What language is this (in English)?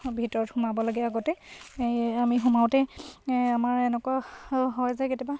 Assamese